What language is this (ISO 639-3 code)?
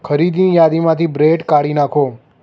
guj